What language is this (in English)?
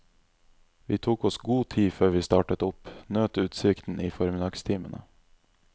Norwegian